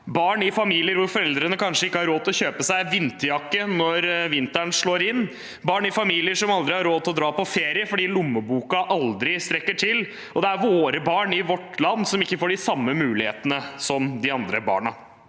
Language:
Norwegian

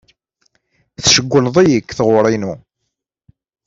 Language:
Kabyle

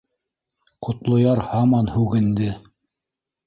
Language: Bashkir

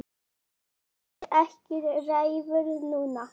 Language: Icelandic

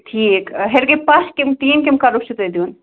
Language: Kashmiri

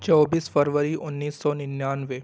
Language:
Urdu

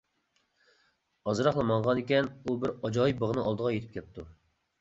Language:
Uyghur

